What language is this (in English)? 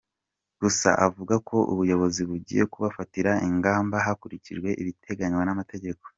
Kinyarwanda